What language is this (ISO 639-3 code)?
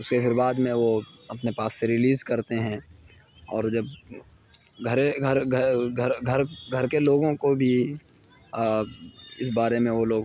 urd